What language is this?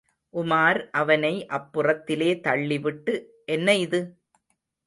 Tamil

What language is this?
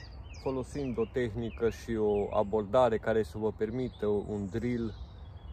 Romanian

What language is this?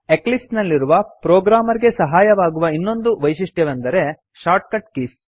Kannada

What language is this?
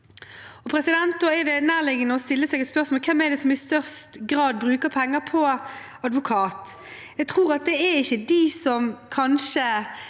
Norwegian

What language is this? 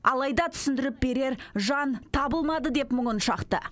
Kazakh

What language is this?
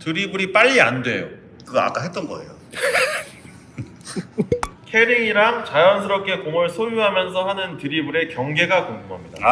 Korean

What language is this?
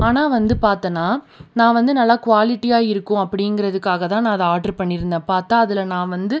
Tamil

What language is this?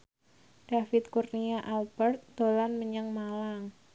Javanese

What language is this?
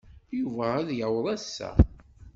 Kabyle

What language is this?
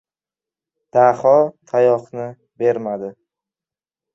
Uzbek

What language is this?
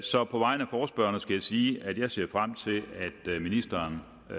Danish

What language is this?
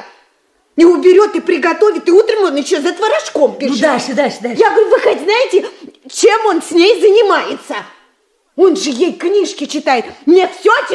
Russian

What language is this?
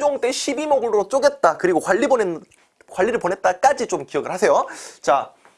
Korean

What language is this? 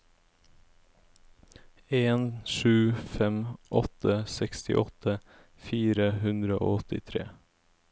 Norwegian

